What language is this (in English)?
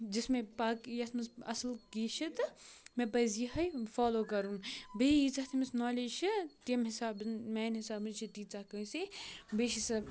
Kashmiri